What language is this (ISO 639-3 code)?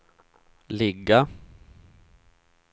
swe